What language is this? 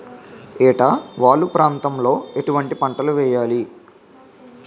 Telugu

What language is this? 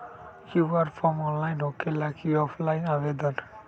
Magahi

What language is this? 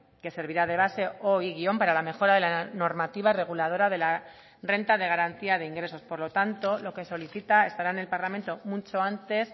Spanish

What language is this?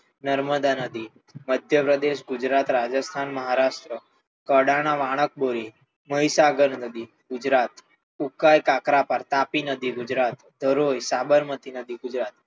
Gujarati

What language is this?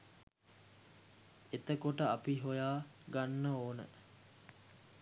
Sinhala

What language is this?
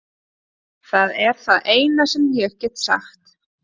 Icelandic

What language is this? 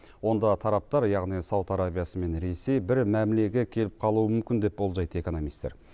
Kazakh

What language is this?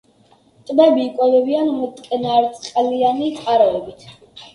Georgian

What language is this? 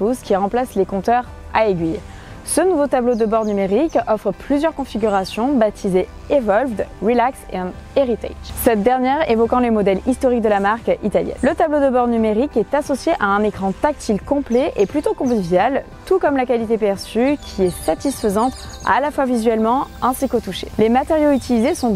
French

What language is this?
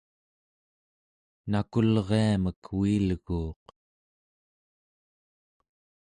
Central Yupik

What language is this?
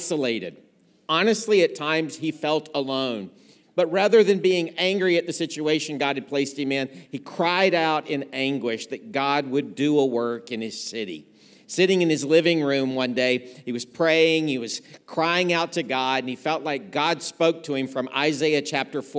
English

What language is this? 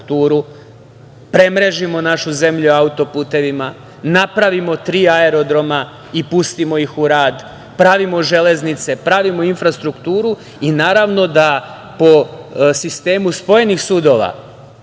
Serbian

